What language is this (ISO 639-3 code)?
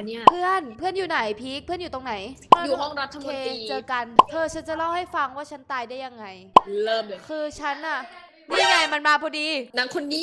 tha